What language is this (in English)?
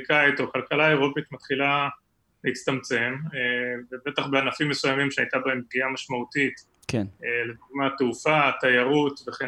Hebrew